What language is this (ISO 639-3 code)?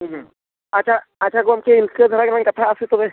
sat